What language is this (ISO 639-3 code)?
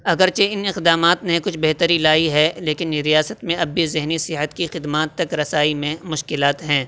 urd